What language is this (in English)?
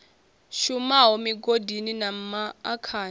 Venda